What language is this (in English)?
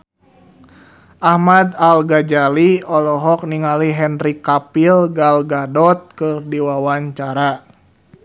Sundanese